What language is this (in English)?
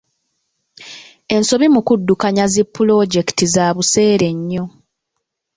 Ganda